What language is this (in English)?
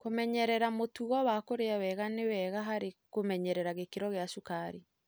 Kikuyu